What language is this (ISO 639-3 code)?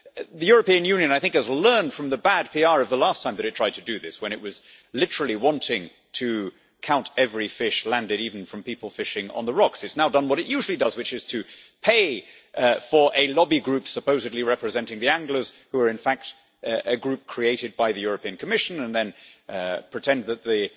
eng